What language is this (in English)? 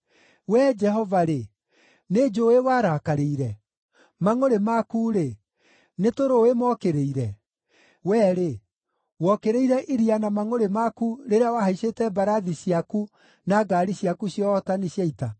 Kikuyu